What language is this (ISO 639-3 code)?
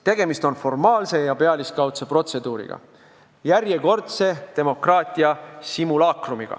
est